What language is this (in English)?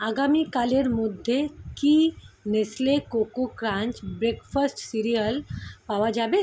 Bangla